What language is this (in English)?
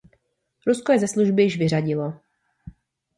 Czech